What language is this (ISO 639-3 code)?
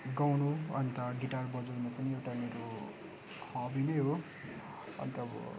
nep